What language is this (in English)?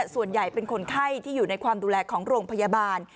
Thai